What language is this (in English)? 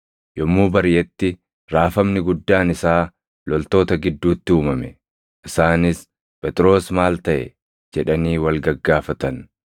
Oromo